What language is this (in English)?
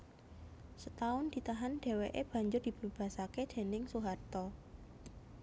Javanese